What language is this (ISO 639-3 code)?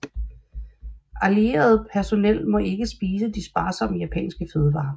dan